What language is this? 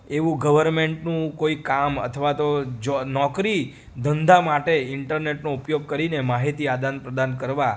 Gujarati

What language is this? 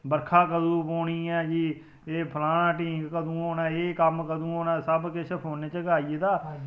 Dogri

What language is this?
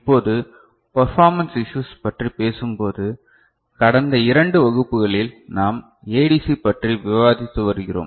Tamil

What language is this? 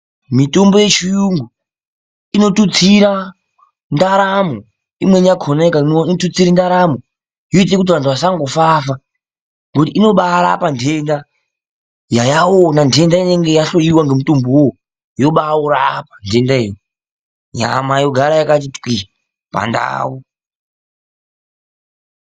Ndau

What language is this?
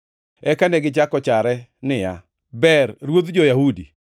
Luo (Kenya and Tanzania)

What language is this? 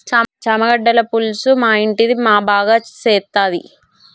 Telugu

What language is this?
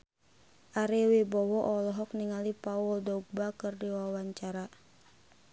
Sundanese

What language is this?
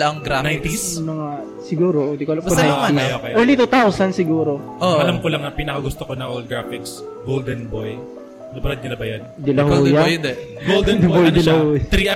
Filipino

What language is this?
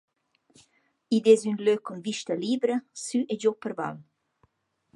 Romansh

